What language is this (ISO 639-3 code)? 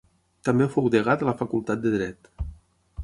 cat